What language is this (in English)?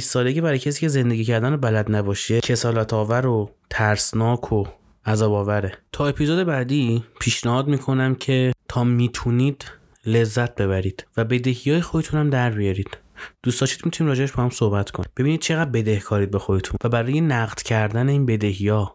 Persian